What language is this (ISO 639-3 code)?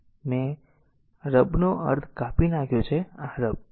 guj